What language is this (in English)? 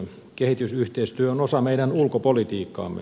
Finnish